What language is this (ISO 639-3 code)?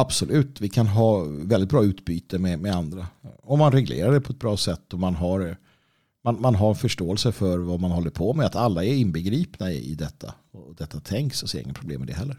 swe